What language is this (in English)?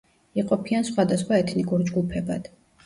Georgian